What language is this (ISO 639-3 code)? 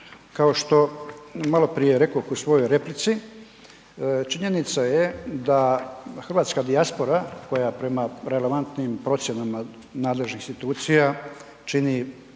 hrv